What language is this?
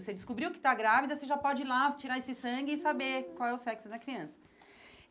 Portuguese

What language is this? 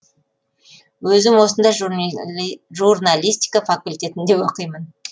Kazakh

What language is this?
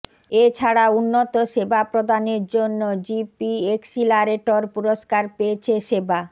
Bangla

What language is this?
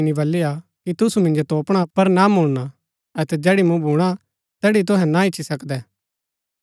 Gaddi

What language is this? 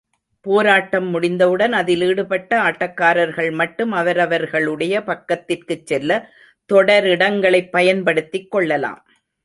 Tamil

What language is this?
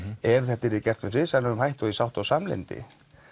Icelandic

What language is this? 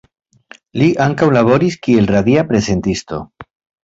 Esperanto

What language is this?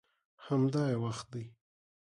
Pashto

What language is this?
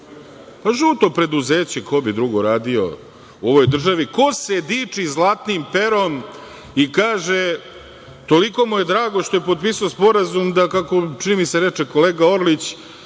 Serbian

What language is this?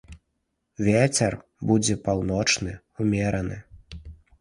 Belarusian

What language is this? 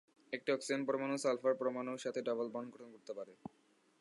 Bangla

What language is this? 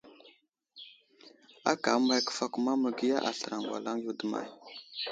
Wuzlam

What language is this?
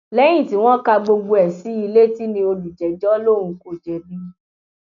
Yoruba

